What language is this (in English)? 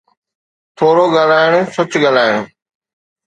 Sindhi